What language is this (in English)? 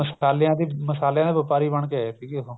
Punjabi